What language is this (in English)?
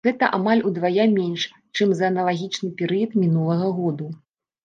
Belarusian